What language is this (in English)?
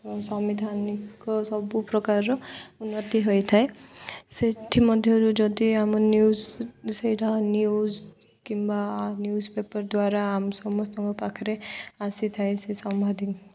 Odia